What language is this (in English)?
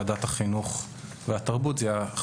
Hebrew